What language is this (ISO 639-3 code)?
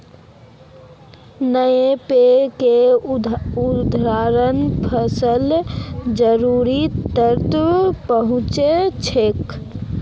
mag